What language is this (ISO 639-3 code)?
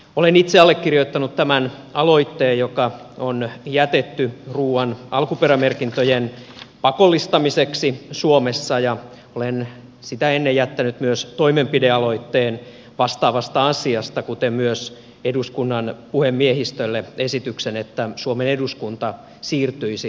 fin